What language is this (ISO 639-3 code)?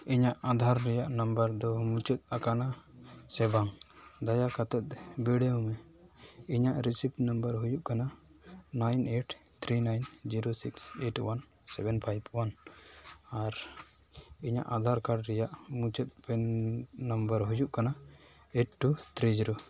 sat